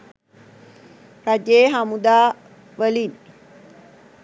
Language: Sinhala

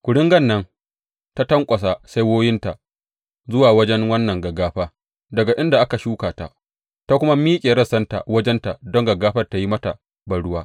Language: Hausa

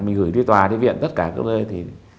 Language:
Vietnamese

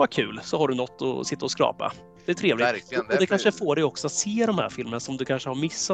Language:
Swedish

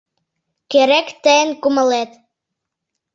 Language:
Mari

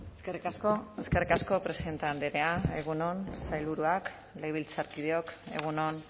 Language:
Basque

